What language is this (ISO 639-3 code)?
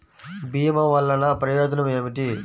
tel